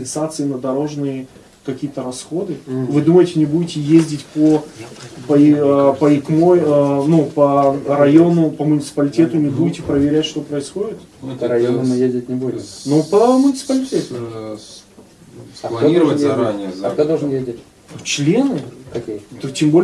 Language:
Russian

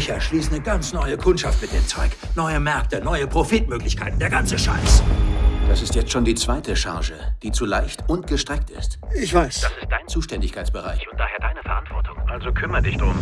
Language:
German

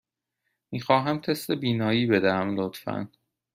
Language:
Persian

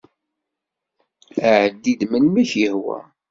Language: Kabyle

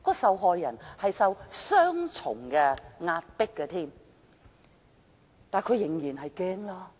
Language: Cantonese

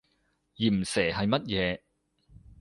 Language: Cantonese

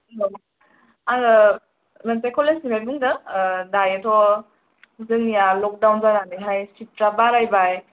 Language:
Bodo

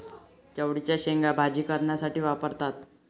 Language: Marathi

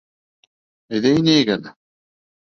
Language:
Bashkir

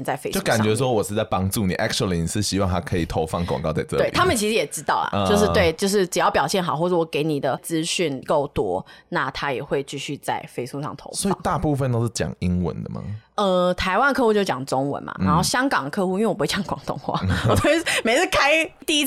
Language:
Chinese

